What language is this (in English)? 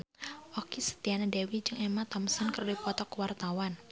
Sundanese